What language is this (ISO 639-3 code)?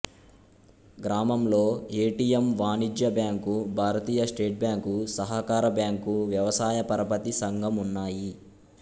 tel